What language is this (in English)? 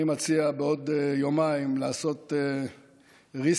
Hebrew